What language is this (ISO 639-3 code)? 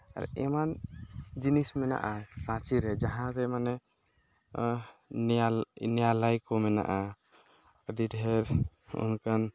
sat